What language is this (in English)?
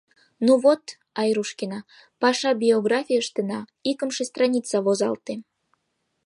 Mari